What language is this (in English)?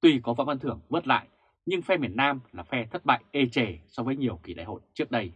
Vietnamese